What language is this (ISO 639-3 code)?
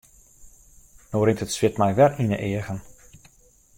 fry